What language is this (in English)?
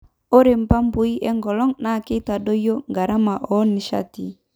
Masai